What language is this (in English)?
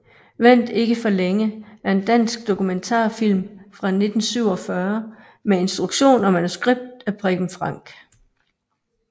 Danish